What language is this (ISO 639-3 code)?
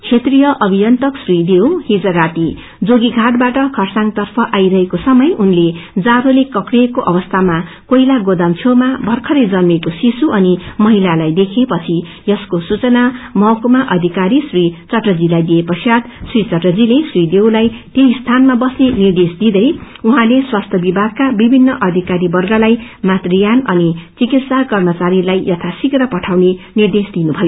nep